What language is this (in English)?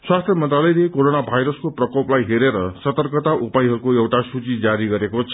Nepali